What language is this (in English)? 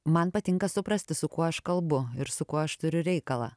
Lithuanian